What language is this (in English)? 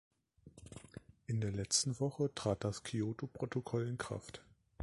German